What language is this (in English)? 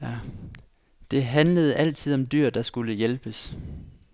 Danish